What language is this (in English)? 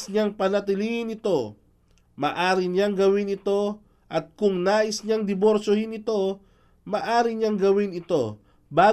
Filipino